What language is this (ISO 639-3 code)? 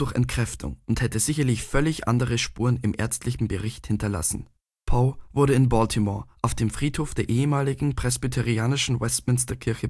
deu